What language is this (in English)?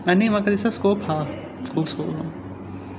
Konkani